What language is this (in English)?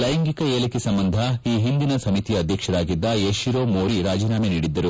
Kannada